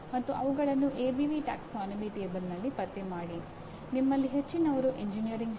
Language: Kannada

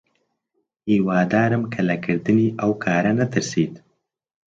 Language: Central Kurdish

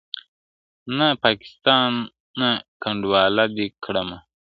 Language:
Pashto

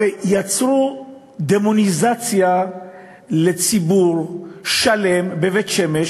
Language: Hebrew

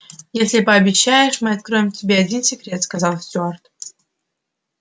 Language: Russian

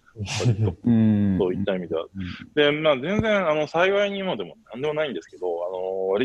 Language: Japanese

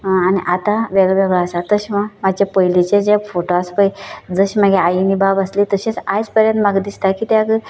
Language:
Konkani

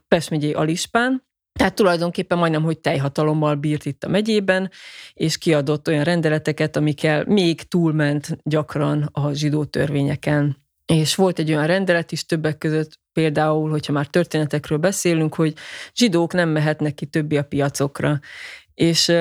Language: Hungarian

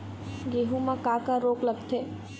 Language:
Chhattisgarhi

